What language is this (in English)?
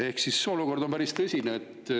Estonian